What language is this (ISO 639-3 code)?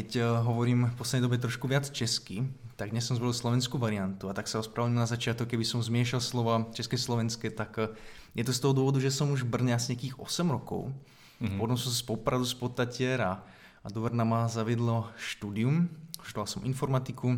ces